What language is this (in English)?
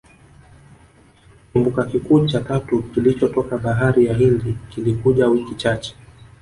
Swahili